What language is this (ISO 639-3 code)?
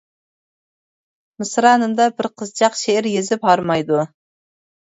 uig